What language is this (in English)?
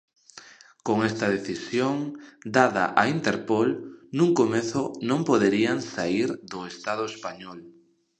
Galician